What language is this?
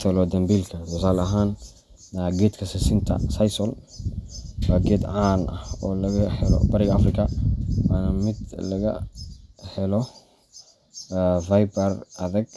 Somali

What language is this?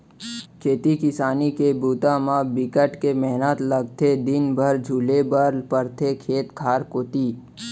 Chhattisgarhi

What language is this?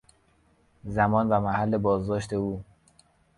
Persian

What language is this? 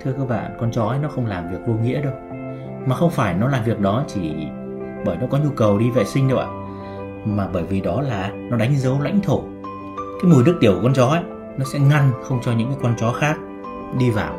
Vietnamese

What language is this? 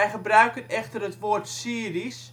Dutch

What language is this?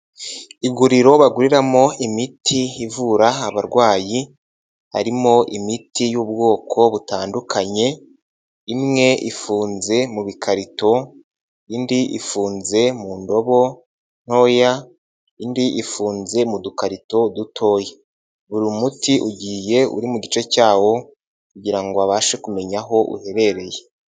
Kinyarwanda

